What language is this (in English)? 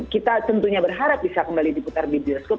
Indonesian